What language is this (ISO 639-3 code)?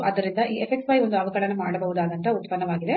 kan